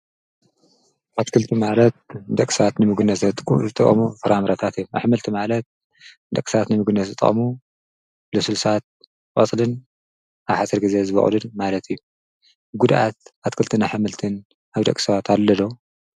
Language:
Tigrinya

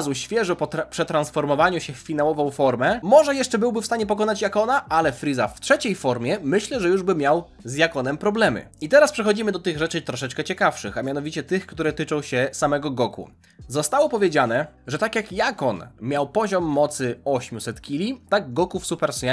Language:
Polish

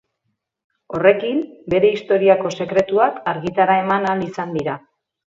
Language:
Basque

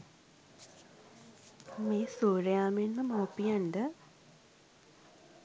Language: Sinhala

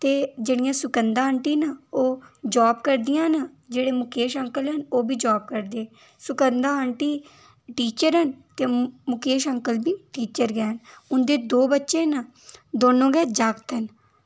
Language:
Dogri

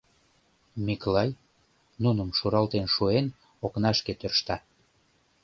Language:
Mari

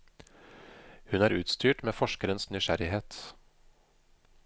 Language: Norwegian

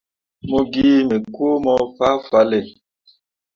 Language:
Mundang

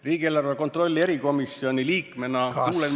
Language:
Estonian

